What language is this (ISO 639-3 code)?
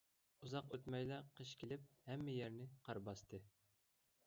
uig